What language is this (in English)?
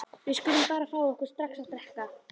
Icelandic